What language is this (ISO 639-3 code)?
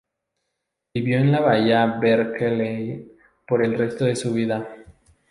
spa